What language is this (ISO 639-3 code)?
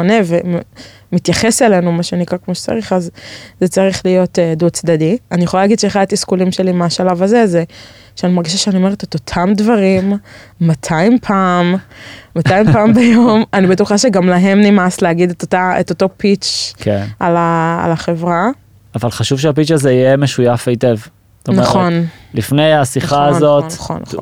heb